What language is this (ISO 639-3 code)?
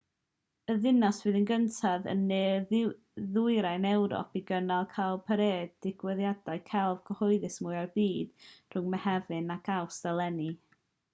cym